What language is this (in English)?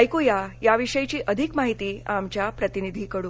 Marathi